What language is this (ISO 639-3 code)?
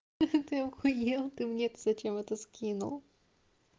rus